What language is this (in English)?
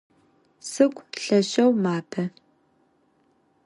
Adyghe